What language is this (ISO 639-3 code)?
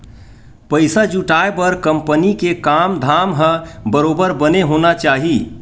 hne